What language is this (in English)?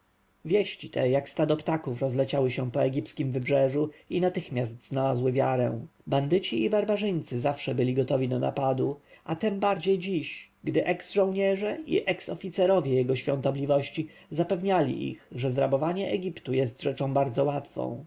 Polish